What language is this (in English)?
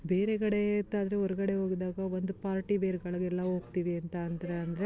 Kannada